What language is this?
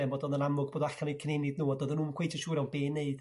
Welsh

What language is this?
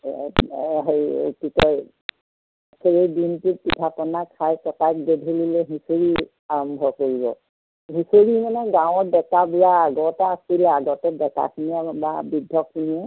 Assamese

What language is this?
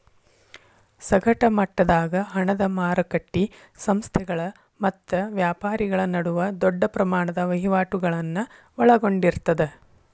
Kannada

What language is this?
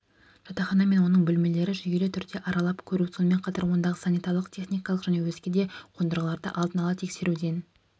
Kazakh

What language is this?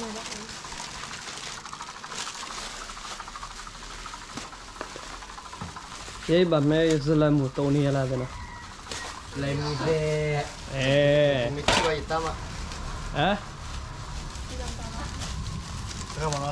Thai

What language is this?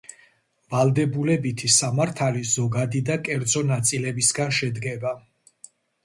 Georgian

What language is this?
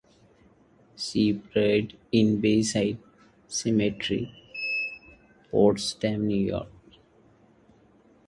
English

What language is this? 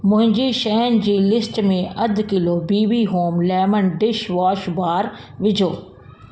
Sindhi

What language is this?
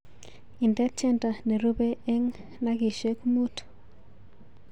Kalenjin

